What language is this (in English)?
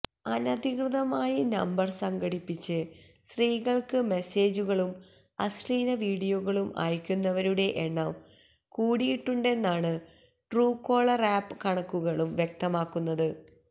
Malayalam